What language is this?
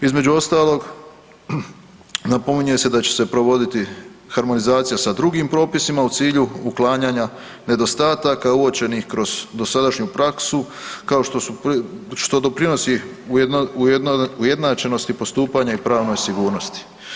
Croatian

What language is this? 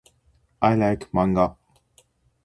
Japanese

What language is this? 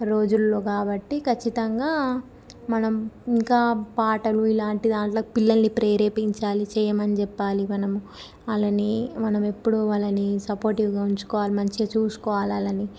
Telugu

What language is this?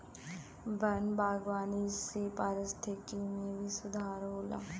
Bhojpuri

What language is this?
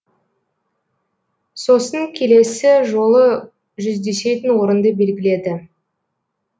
Kazakh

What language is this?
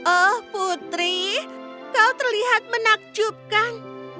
Indonesian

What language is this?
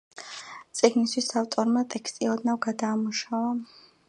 Georgian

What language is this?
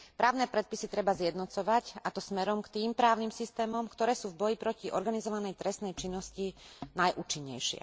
Slovak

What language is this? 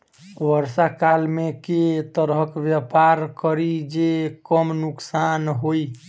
Maithili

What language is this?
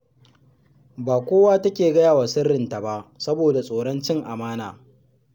Hausa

